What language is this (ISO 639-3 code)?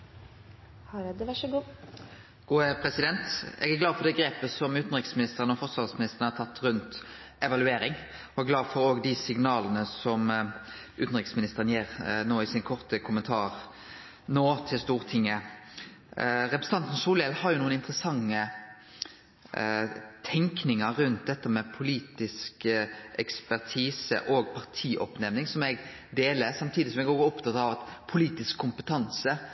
nno